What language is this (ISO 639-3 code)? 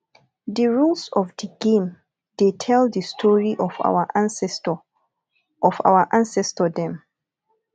pcm